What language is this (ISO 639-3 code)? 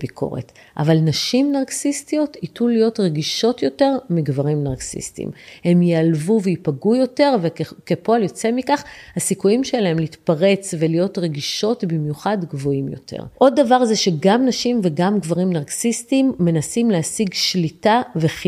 heb